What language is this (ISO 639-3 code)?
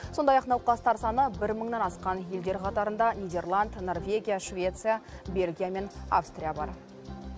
kaz